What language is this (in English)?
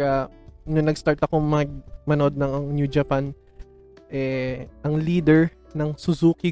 Filipino